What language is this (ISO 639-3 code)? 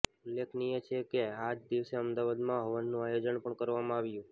guj